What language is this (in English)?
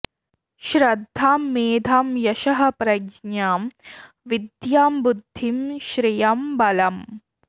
Sanskrit